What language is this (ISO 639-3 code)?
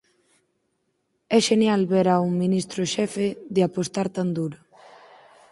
glg